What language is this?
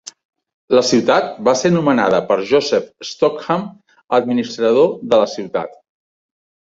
Catalan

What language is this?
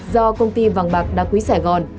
Vietnamese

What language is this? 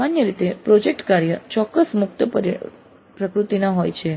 Gujarati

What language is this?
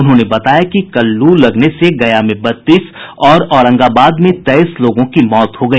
Hindi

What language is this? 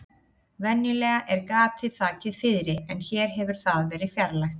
Icelandic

